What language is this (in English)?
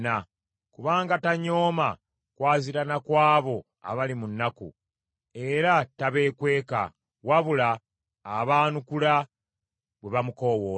Ganda